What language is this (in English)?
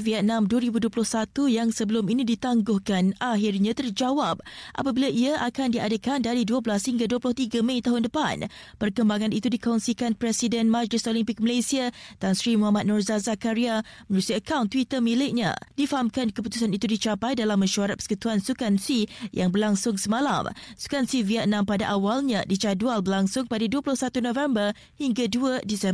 Malay